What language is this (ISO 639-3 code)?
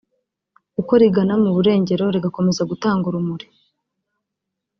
kin